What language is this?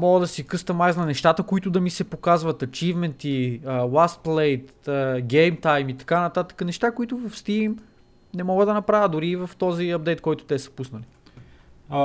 Bulgarian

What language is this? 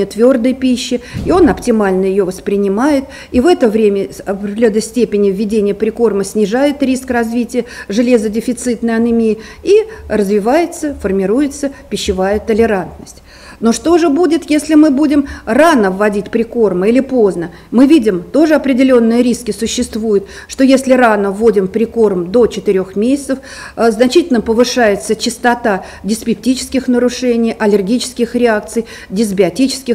Russian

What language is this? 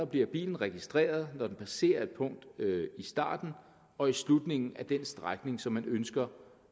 Danish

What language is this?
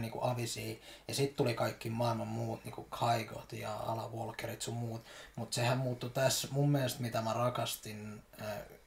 Finnish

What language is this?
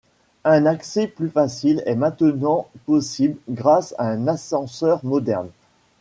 French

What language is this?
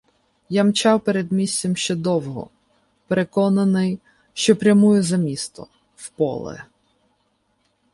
Ukrainian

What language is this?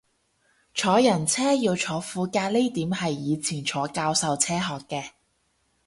Cantonese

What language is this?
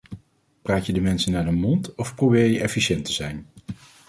Dutch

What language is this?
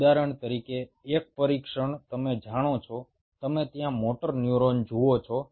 Gujarati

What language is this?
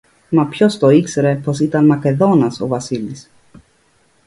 Greek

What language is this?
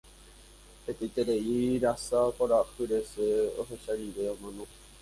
Guarani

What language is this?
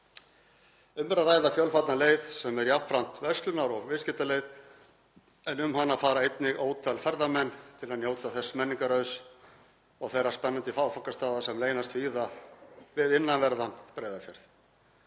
Icelandic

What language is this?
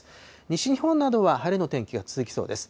Japanese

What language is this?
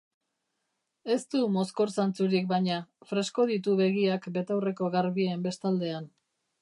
Basque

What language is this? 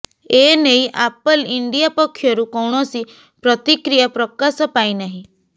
Odia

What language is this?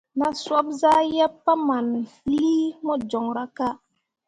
Mundang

